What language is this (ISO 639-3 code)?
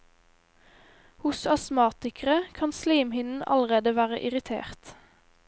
nor